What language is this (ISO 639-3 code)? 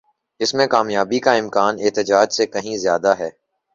urd